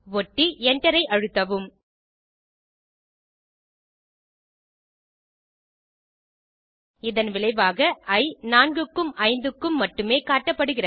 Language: Tamil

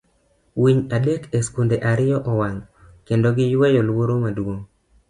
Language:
Luo (Kenya and Tanzania)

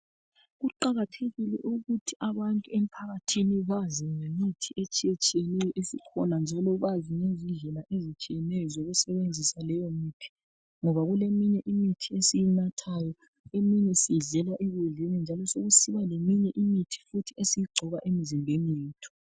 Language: North Ndebele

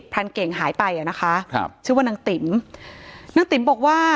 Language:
Thai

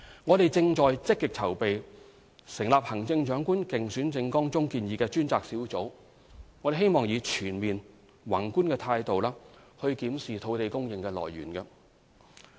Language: Cantonese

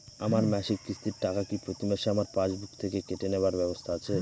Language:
Bangla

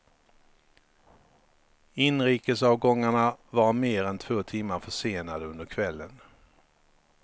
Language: Swedish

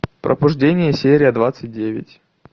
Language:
Russian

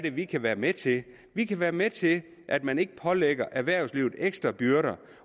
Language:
Danish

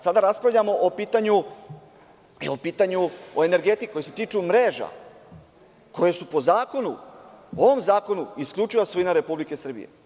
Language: Serbian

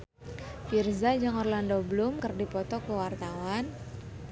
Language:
Sundanese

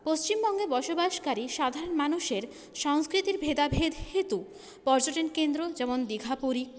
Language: Bangla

